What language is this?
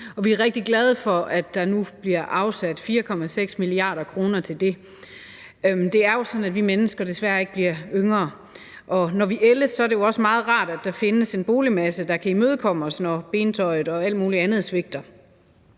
Danish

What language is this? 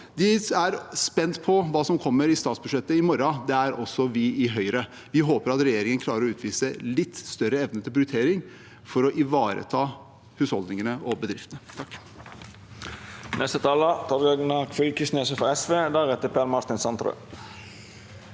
Norwegian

